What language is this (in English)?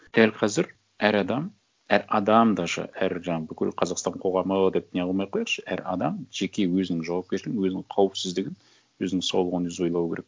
Kazakh